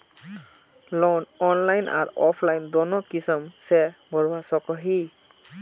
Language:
Magahi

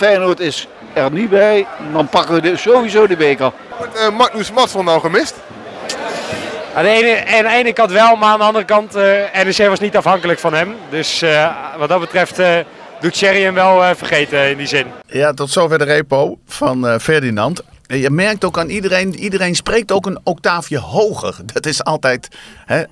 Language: Dutch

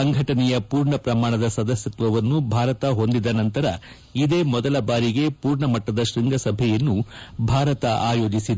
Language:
Kannada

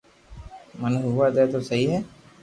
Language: Loarki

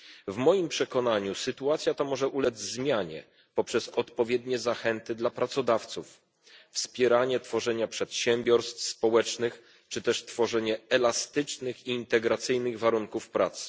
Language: Polish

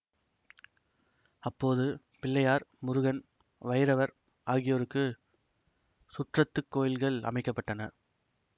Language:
Tamil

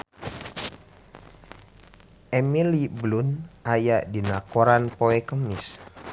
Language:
Sundanese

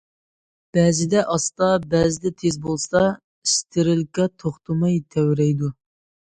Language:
Uyghur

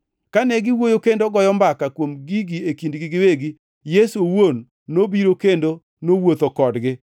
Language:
Luo (Kenya and Tanzania)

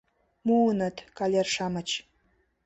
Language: Mari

